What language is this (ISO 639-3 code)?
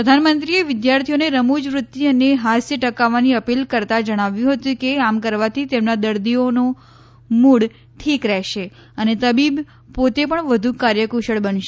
guj